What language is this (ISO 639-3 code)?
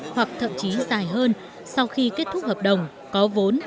vie